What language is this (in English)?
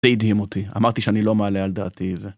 Hebrew